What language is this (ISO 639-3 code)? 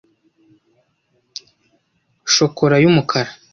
kin